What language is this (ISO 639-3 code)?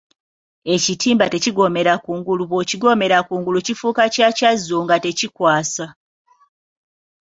lug